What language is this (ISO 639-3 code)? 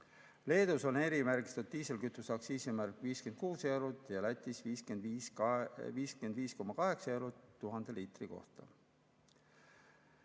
est